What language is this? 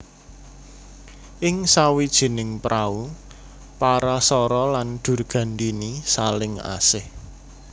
Javanese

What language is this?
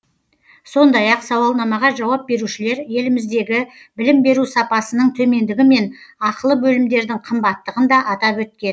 Kazakh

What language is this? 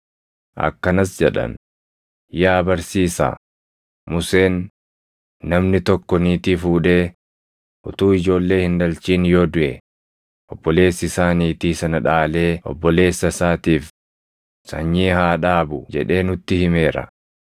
Oromo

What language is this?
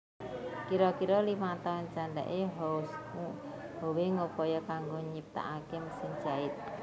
Javanese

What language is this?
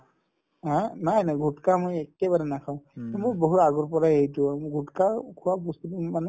Assamese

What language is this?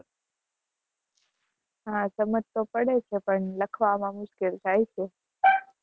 Gujarati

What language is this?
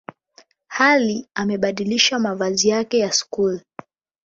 Swahili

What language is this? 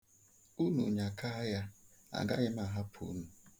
Igbo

